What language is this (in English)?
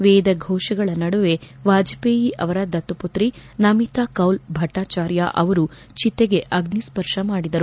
Kannada